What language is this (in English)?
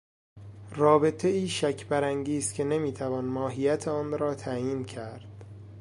Persian